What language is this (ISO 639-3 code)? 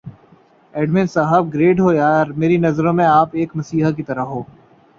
urd